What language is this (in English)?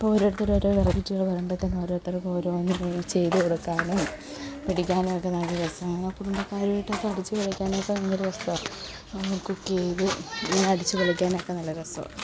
Malayalam